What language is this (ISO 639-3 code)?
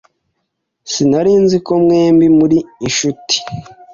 kin